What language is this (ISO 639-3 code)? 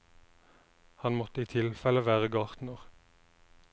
nor